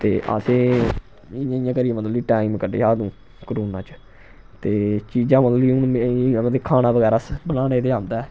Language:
Dogri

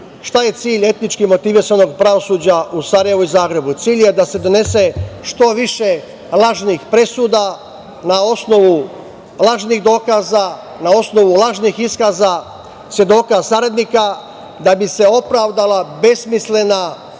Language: Serbian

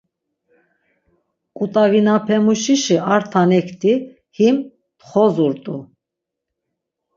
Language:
Laz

